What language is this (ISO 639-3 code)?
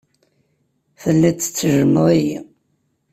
kab